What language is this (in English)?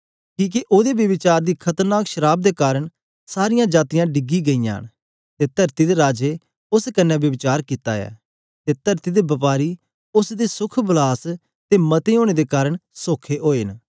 Dogri